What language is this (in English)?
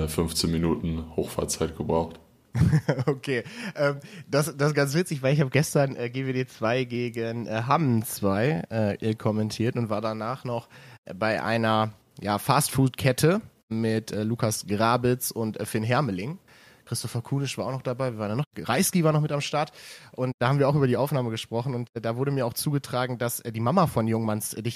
German